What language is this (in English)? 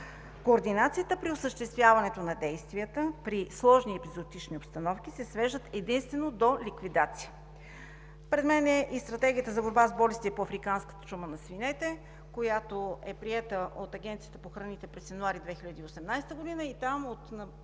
Bulgarian